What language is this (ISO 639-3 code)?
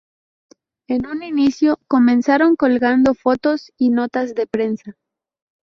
spa